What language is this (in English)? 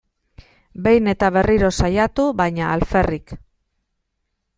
Basque